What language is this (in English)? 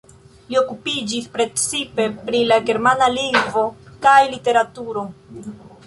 Esperanto